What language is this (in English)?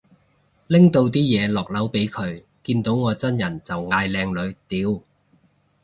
Cantonese